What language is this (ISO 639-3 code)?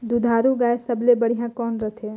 hne